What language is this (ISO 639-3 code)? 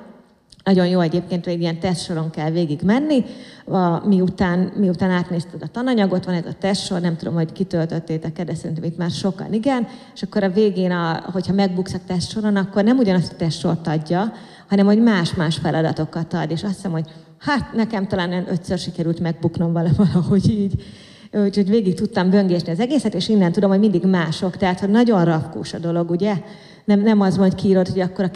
hun